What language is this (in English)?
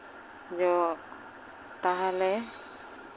Santali